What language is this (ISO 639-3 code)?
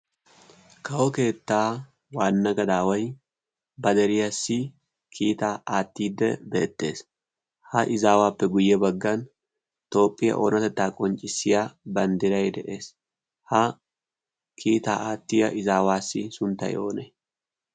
wal